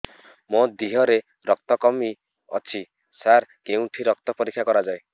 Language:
Odia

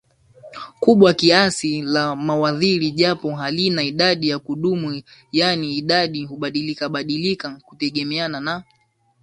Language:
Swahili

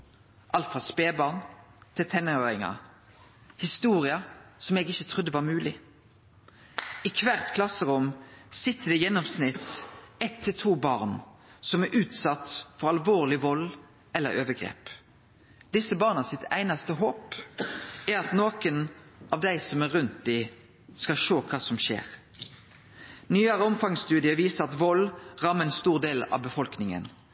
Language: Norwegian Nynorsk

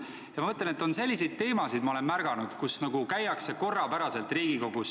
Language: Estonian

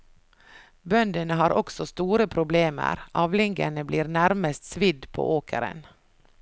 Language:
Norwegian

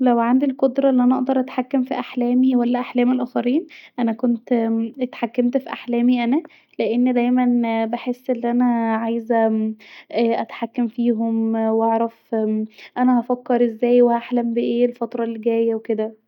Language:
Egyptian Arabic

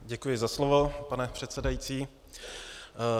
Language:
Czech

